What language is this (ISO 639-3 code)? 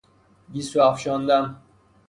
fas